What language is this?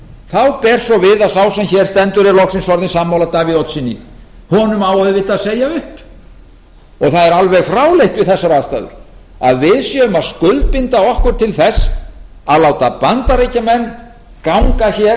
Icelandic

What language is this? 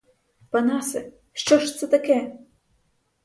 Ukrainian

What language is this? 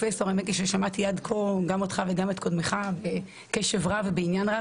Hebrew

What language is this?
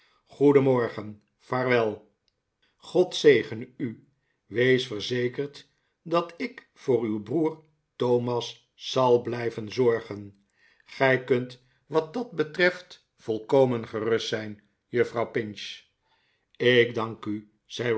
Dutch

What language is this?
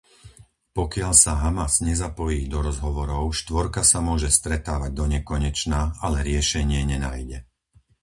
Slovak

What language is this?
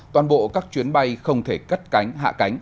Vietnamese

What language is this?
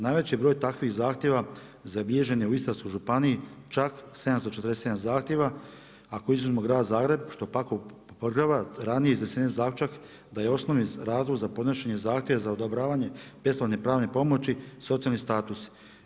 Croatian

